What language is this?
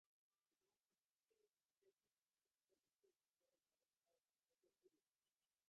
Bangla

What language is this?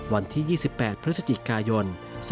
Thai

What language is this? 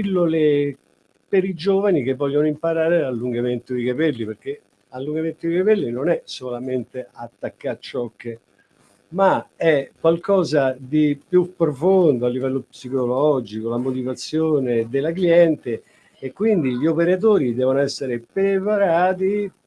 Italian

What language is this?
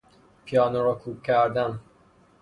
Persian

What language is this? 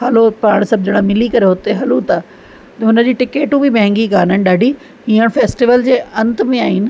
Sindhi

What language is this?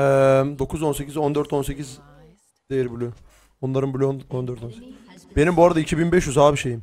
Turkish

